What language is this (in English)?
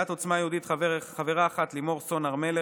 Hebrew